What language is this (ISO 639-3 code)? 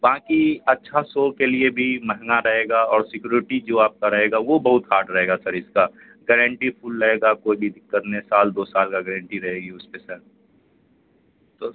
urd